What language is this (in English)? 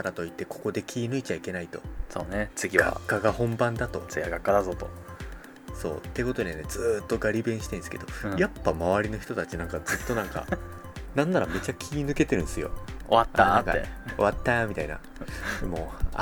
Japanese